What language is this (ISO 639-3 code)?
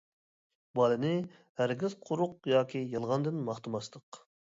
uig